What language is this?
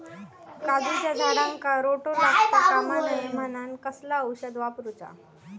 Marathi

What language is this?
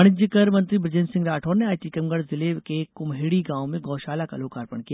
Hindi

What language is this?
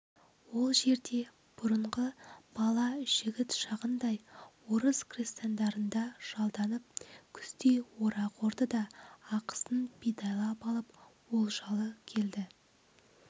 Kazakh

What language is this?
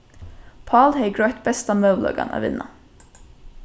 Faroese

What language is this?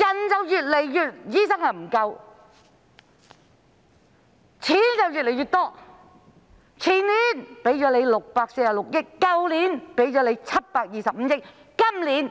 Cantonese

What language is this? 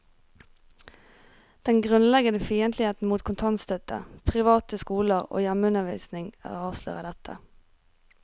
Norwegian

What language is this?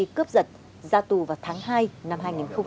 Vietnamese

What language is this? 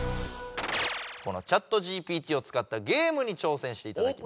Japanese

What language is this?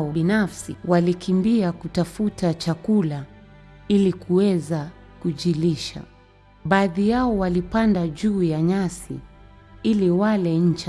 Swahili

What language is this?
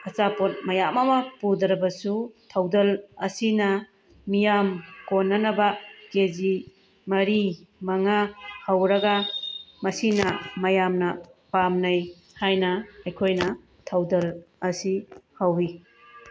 Manipuri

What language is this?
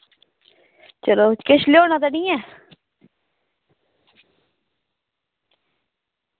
Dogri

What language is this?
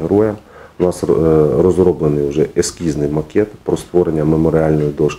Ukrainian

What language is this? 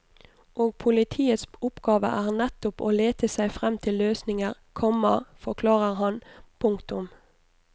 Norwegian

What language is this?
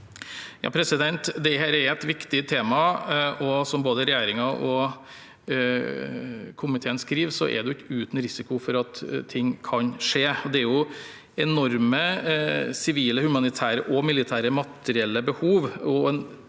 Norwegian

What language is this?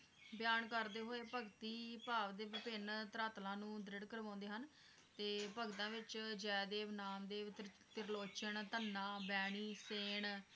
Punjabi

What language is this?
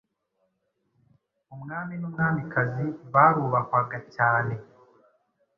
Kinyarwanda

